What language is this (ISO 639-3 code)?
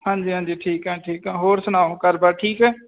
pan